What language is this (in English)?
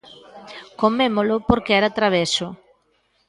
Galician